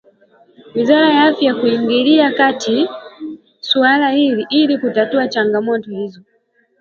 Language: Swahili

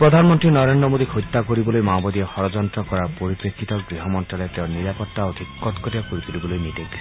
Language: Assamese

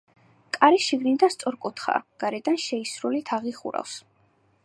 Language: Georgian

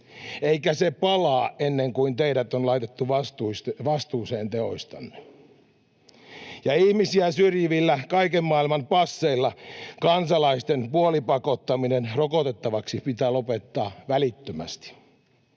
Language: Finnish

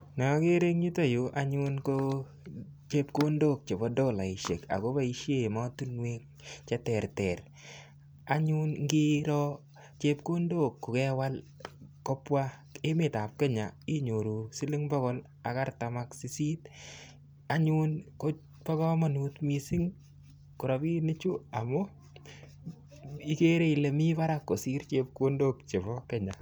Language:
Kalenjin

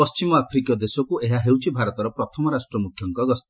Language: Odia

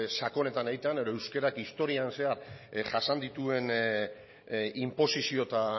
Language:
Basque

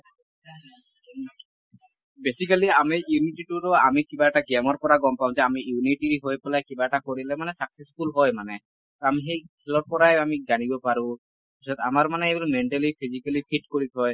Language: Assamese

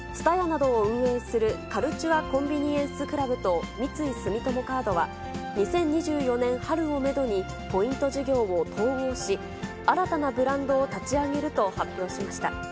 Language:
Japanese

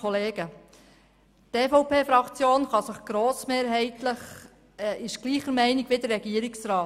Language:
Swiss German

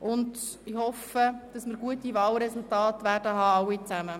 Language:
Swiss German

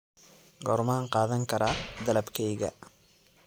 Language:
Somali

